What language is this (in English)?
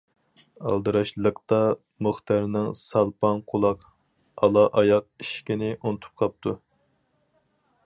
Uyghur